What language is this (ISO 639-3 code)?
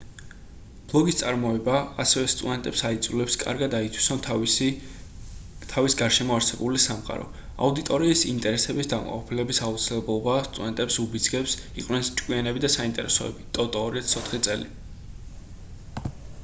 kat